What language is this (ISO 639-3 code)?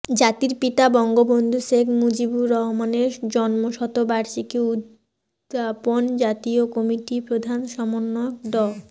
ben